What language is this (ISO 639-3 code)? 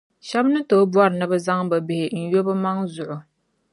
dag